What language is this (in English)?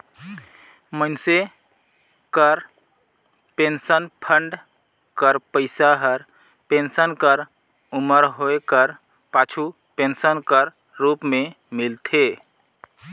Chhattisgarhi